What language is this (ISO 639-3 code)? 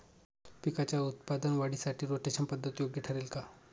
mar